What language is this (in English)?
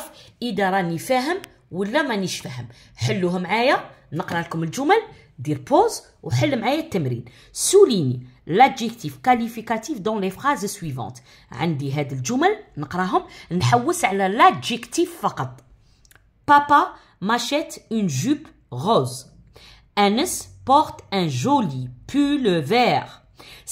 Arabic